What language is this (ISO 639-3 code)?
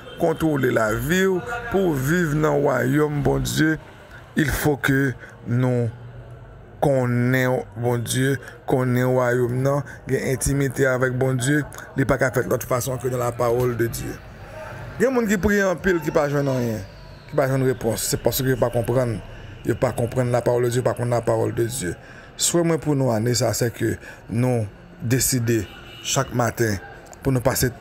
fra